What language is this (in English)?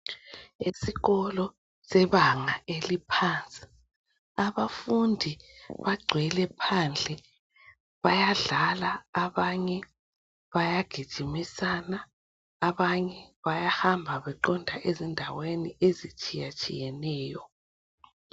North Ndebele